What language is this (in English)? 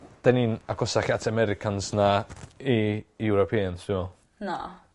Welsh